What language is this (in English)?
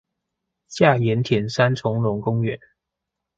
Chinese